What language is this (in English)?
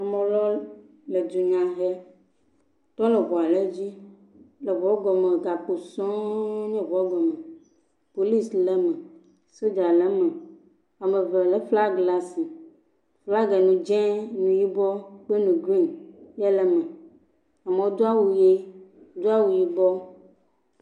Ewe